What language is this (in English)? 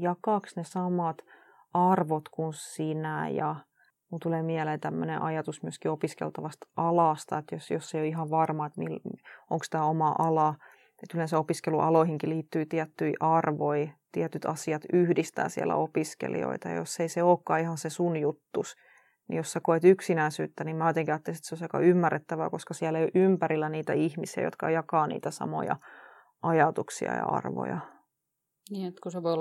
Finnish